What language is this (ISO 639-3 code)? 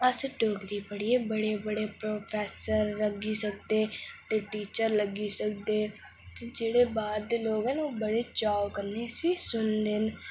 doi